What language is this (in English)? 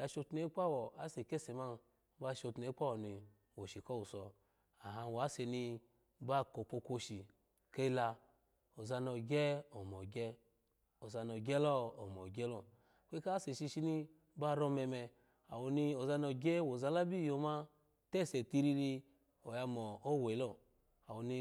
Alago